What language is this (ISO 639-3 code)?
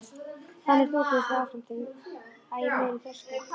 isl